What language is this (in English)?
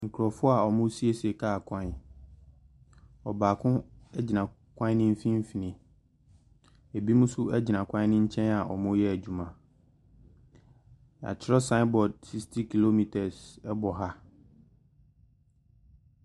Akan